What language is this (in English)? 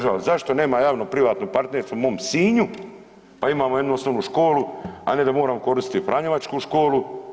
Croatian